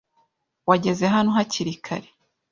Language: Kinyarwanda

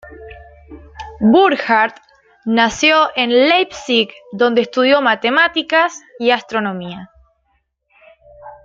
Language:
Spanish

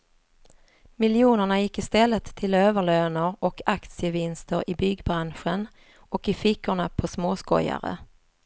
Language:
Swedish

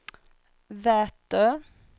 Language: Swedish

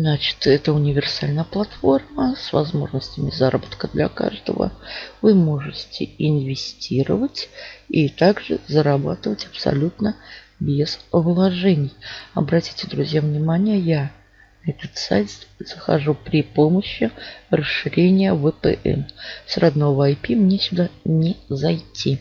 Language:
Russian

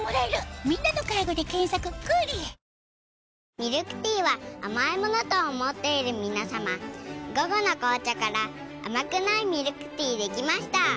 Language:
Japanese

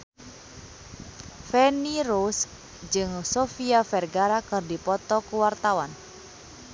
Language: Sundanese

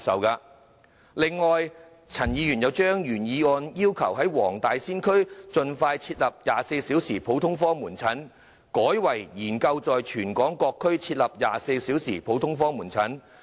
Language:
Cantonese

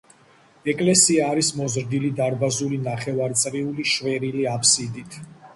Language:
Georgian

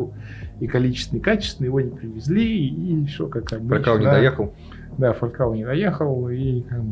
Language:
Russian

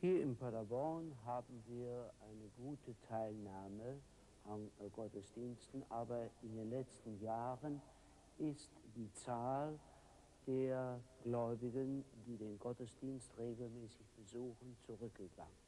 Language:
German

